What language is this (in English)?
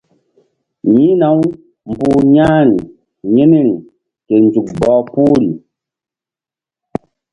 Mbum